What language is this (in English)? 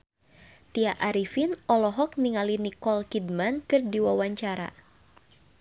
Sundanese